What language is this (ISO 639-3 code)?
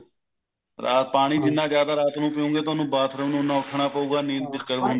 pan